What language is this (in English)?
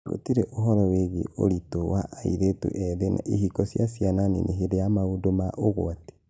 Kikuyu